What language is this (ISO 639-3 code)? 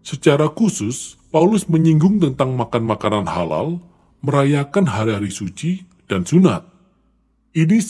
ind